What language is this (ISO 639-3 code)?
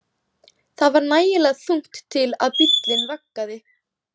isl